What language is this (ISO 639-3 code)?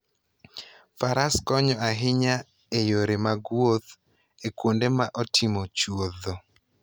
luo